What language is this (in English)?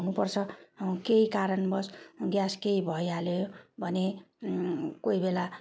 Nepali